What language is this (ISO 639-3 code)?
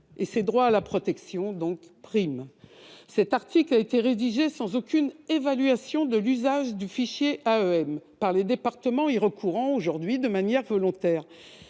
fra